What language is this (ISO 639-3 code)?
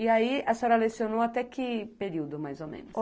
por